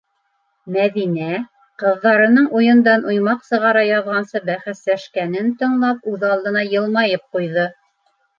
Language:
Bashkir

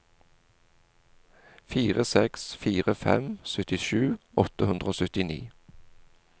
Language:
Norwegian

